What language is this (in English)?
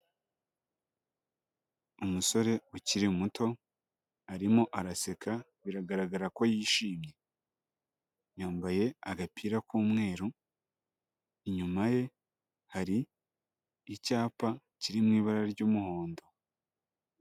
Kinyarwanda